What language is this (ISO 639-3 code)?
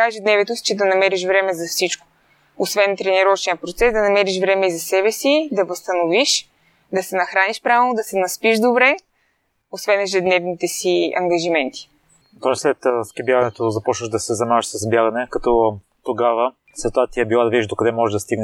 bul